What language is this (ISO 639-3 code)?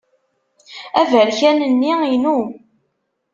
kab